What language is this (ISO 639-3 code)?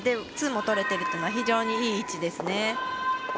jpn